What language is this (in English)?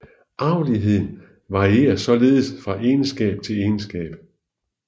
Danish